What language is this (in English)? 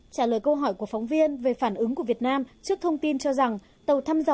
Vietnamese